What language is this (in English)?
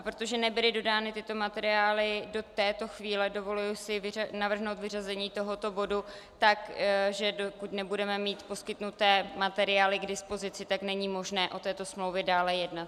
Czech